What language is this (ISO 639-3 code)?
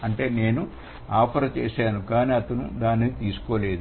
tel